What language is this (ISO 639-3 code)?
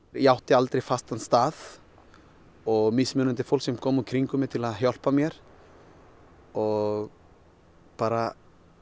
isl